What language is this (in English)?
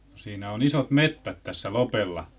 Finnish